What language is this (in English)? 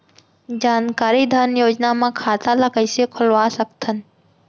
Chhattisgarhi